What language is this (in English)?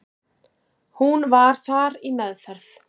Icelandic